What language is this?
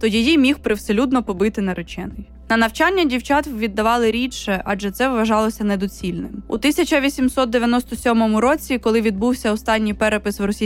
Ukrainian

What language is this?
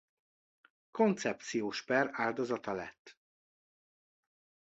Hungarian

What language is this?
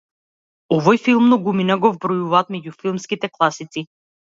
Macedonian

